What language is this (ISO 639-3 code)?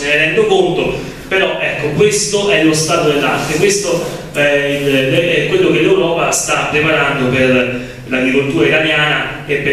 ita